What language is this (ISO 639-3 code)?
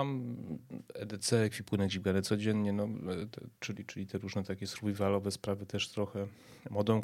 pol